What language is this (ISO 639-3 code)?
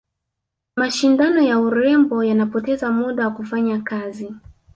swa